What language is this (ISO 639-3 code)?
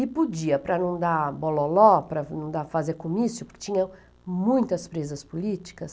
por